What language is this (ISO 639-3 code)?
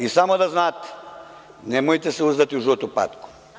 srp